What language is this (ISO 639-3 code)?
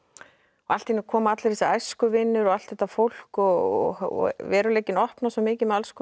isl